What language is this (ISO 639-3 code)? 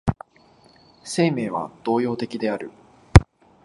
jpn